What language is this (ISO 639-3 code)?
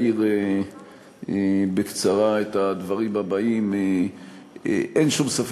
heb